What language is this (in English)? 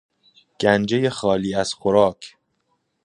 Persian